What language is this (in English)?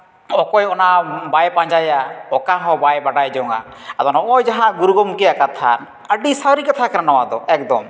Santali